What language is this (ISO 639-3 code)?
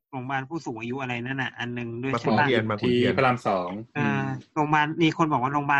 tha